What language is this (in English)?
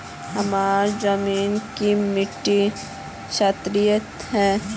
Magahi